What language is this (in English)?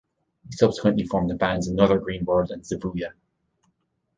English